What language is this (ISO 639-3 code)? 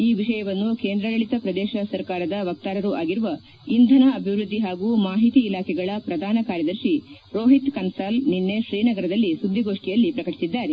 kan